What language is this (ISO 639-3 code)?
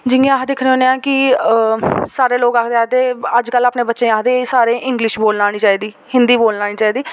doi